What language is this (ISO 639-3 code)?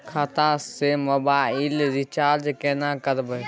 mai